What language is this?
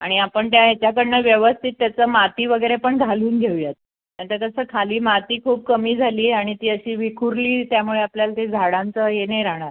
Marathi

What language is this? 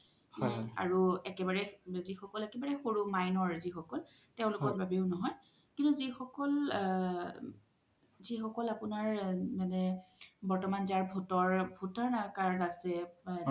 Assamese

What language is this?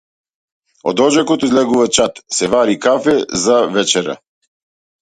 Macedonian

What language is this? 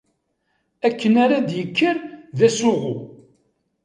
Kabyle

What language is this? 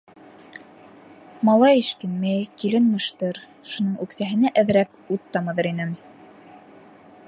Bashkir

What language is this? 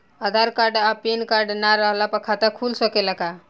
Bhojpuri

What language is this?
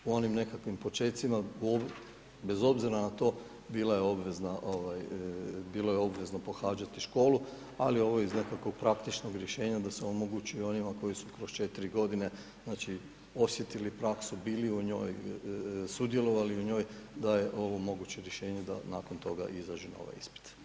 Croatian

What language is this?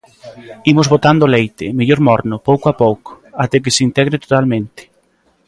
Galician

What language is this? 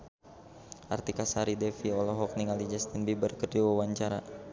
Sundanese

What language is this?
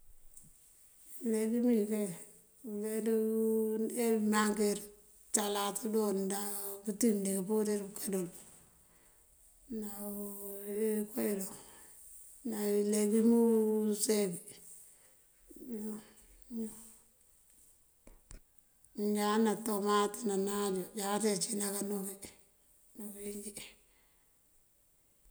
Mandjak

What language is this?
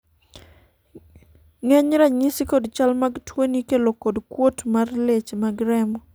Luo (Kenya and Tanzania)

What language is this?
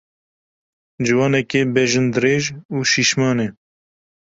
Kurdish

